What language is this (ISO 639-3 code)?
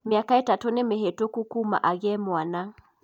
kik